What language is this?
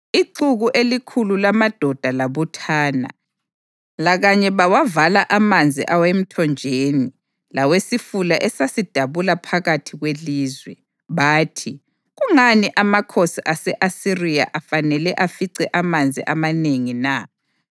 North Ndebele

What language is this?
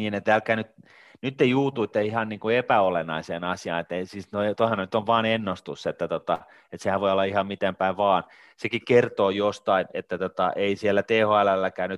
Finnish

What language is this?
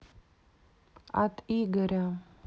Russian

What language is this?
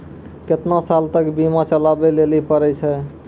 Maithili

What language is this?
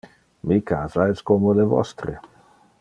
Interlingua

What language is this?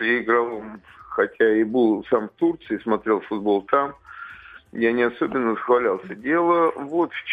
Russian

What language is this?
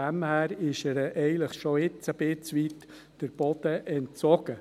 Swiss German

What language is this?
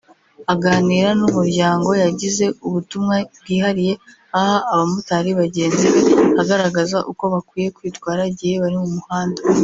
Kinyarwanda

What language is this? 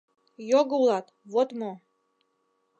Mari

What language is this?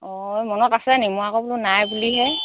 Assamese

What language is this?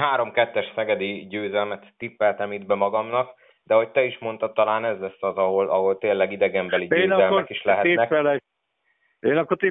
Hungarian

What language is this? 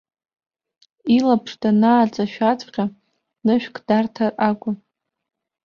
Abkhazian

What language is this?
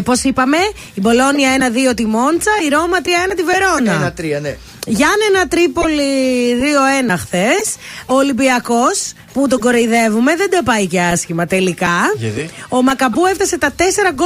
Greek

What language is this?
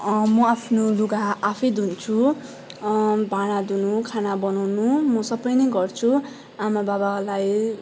Nepali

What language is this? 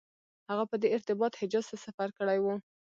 Pashto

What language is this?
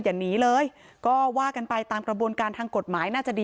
Thai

